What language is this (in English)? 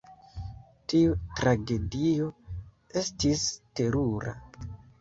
Esperanto